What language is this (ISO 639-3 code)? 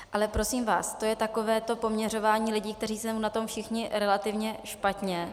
ces